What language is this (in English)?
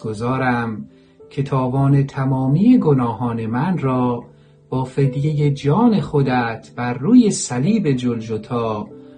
Persian